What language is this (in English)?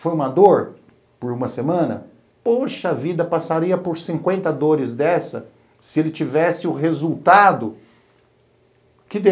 Portuguese